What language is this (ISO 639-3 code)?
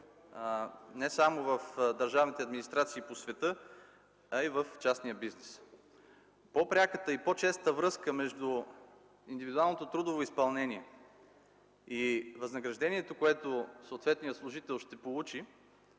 bul